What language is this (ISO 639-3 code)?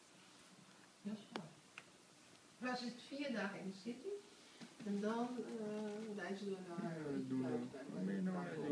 nld